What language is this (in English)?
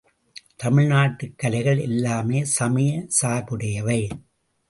Tamil